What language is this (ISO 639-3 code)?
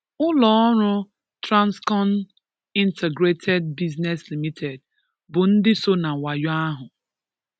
ibo